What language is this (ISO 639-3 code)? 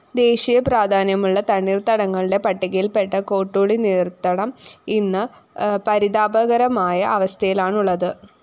mal